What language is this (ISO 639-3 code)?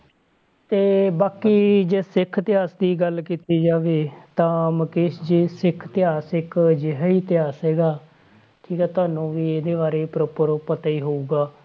pan